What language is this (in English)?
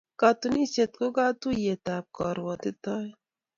Kalenjin